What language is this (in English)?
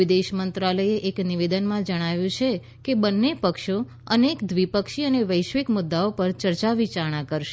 Gujarati